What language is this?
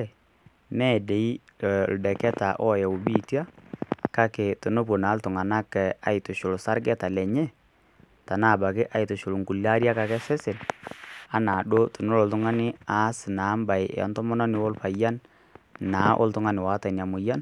Masai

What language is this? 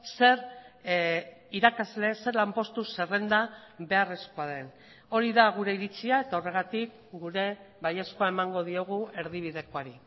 Basque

